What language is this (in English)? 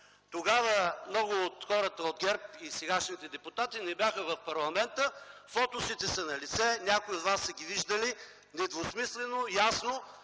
Bulgarian